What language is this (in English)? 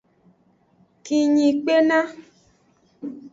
Aja (Benin)